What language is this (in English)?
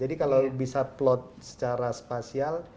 Indonesian